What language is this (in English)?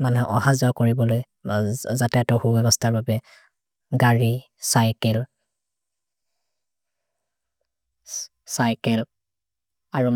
Maria (India)